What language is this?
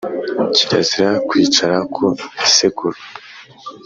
Kinyarwanda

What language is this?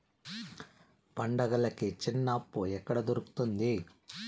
Telugu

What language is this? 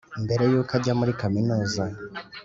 Kinyarwanda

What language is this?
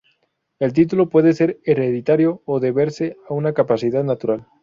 Spanish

